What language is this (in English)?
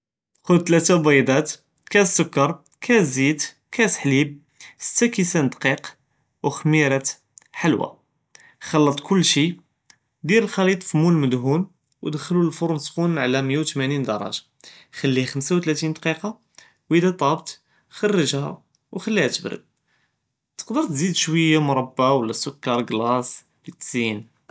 Judeo-Arabic